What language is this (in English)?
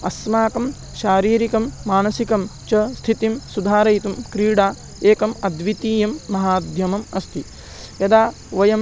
Sanskrit